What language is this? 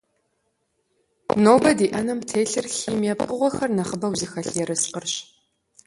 Kabardian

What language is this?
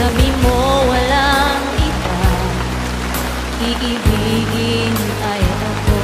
Filipino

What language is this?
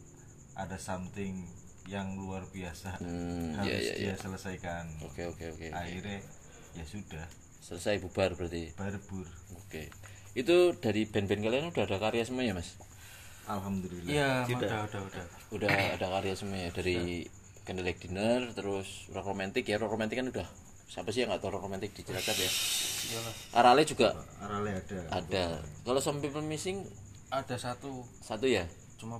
Indonesian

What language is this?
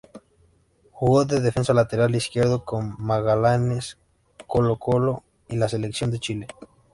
Spanish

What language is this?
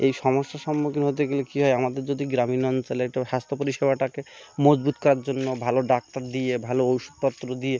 Bangla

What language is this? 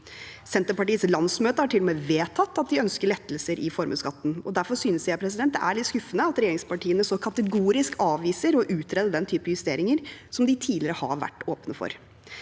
Norwegian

